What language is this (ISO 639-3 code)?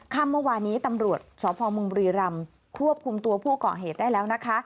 tha